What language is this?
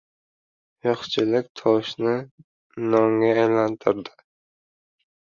Uzbek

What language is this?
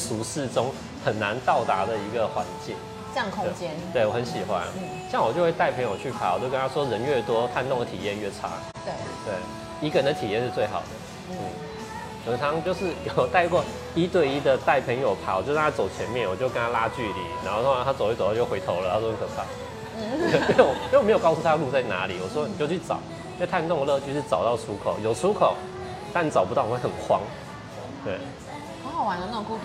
Chinese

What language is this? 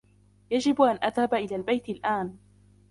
Arabic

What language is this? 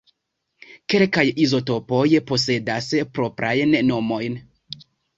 Esperanto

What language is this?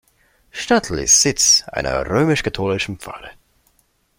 German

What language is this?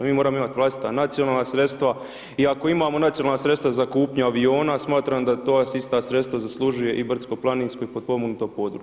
Croatian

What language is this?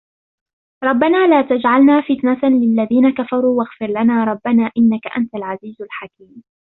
Arabic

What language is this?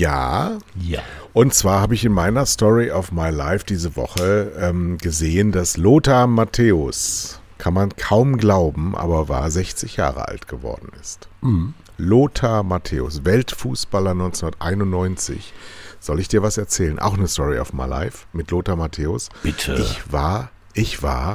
German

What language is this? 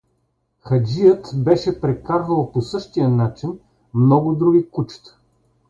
Bulgarian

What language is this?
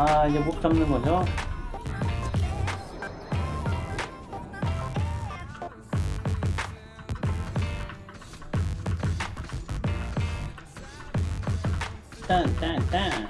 Korean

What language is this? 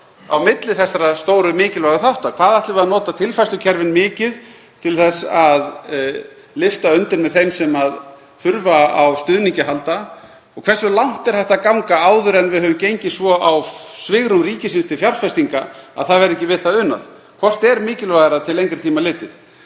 Icelandic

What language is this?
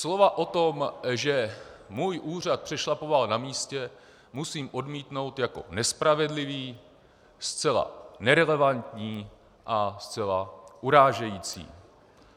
Czech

